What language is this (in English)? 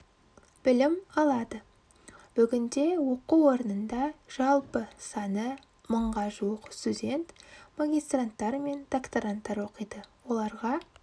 Kazakh